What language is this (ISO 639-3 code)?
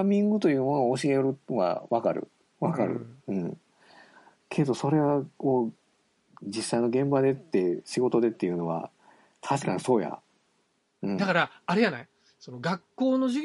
jpn